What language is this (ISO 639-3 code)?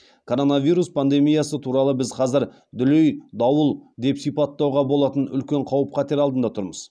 kaz